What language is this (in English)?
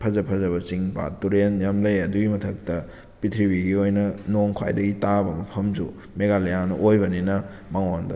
Manipuri